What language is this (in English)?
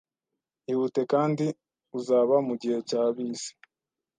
Kinyarwanda